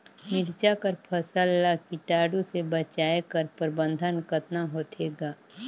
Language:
Chhattisgarhi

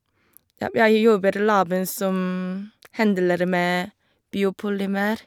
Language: Norwegian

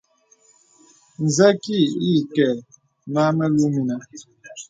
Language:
Bebele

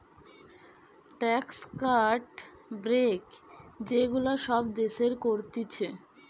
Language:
Bangla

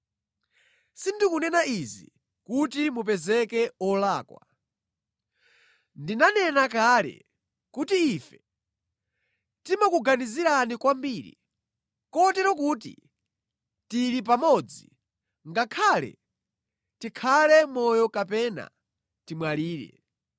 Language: Nyanja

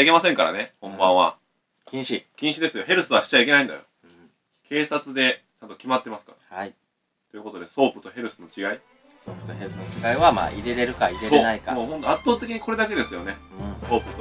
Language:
Japanese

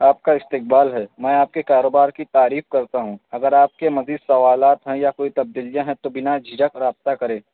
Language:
Urdu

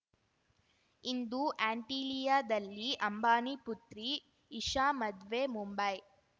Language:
Kannada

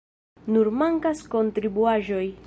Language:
Esperanto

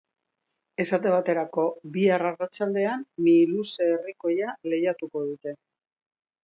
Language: Basque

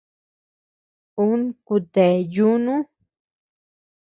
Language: Tepeuxila Cuicatec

